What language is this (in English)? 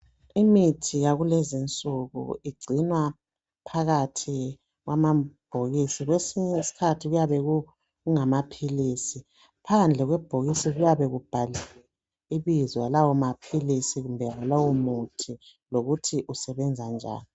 North Ndebele